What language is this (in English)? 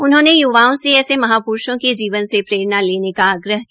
Hindi